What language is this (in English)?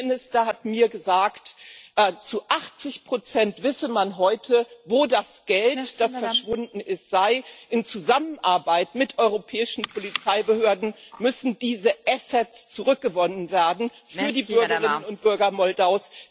German